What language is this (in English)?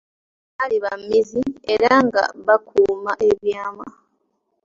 Ganda